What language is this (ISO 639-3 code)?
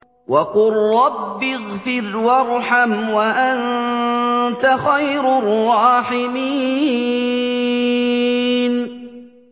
ara